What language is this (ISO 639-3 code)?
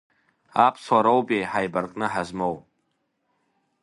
abk